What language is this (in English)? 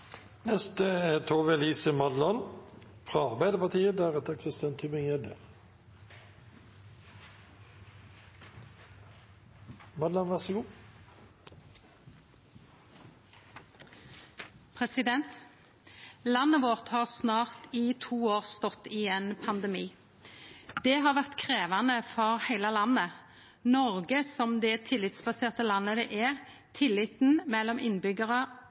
Norwegian